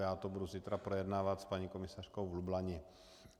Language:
Czech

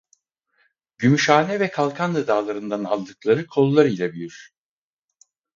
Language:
Turkish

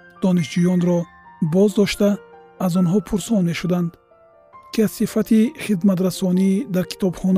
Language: Persian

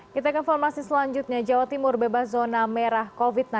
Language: Indonesian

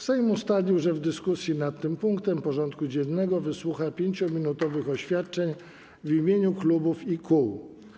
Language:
Polish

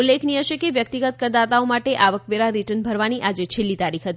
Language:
Gujarati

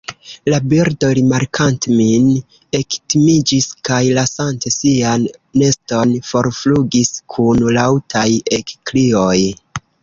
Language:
Esperanto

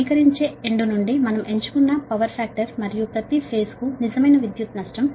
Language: Telugu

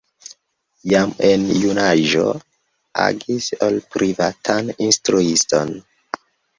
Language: Esperanto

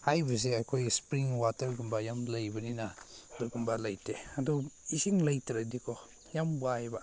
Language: Manipuri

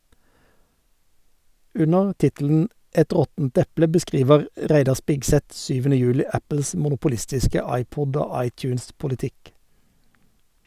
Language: Norwegian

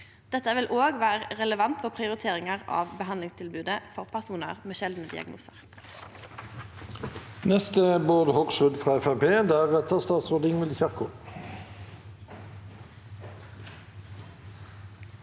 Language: Norwegian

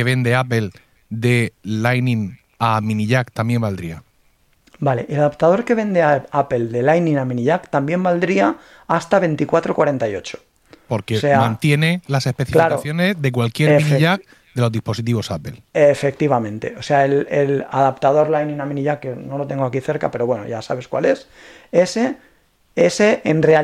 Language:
Spanish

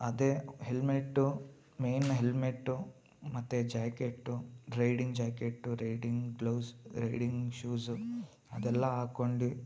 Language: Kannada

